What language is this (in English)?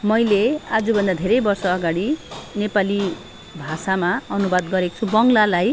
Nepali